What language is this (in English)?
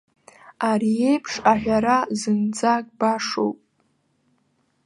Abkhazian